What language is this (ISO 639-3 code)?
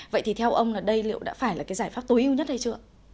vie